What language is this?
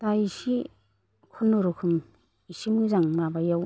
Bodo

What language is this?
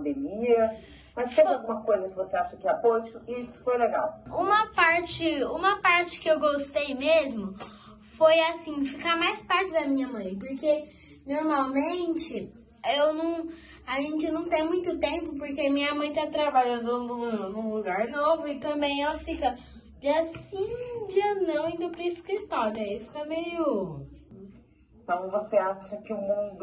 Portuguese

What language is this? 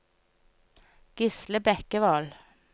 Norwegian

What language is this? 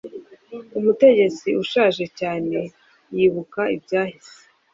Kinyarwanda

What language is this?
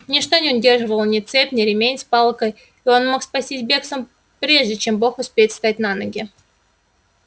Russian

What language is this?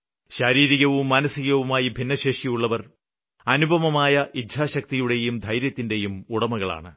Malayalam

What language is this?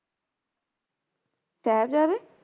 Punjabi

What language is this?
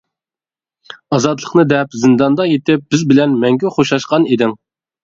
Uyghur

